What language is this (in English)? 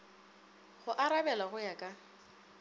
Northern Sotho